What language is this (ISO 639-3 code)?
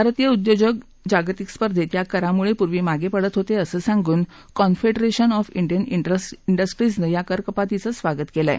mar